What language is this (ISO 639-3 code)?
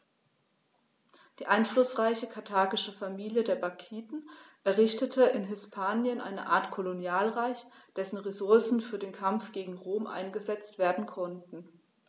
deu